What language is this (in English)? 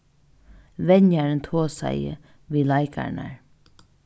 Faroese